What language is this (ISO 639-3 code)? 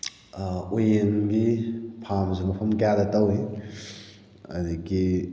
mni